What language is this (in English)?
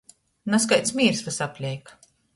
Latgalian